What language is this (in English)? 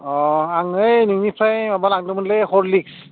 Bodo